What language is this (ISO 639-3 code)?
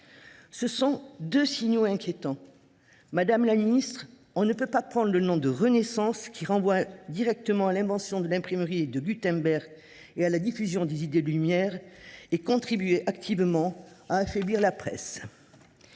fra